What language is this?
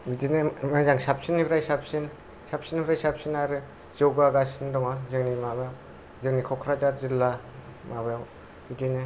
Bodo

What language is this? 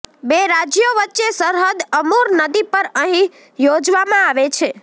Gujarati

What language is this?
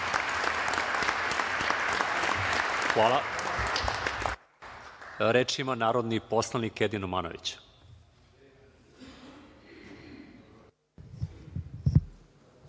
Serbian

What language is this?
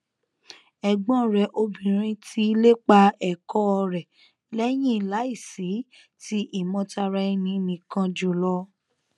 Yoruba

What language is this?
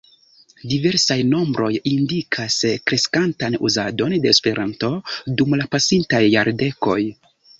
Esperanto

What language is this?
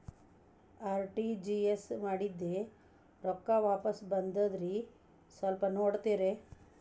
Kannada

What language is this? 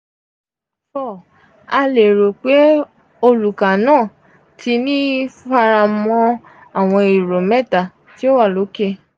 Yoruba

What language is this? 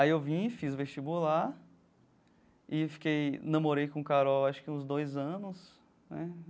Portuguese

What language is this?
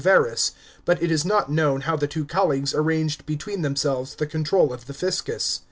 English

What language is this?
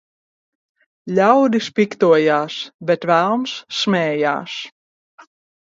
Latvian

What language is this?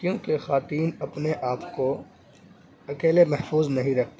Urdu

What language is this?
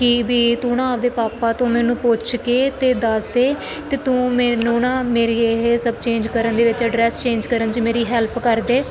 Punjabi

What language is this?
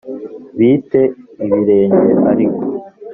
Kinyarwanda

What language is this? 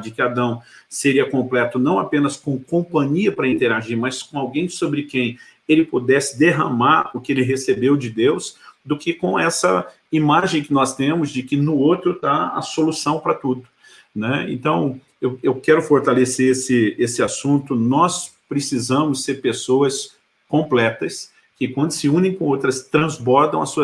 Portuguese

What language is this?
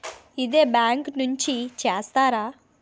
Telugu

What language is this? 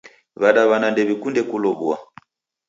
Taita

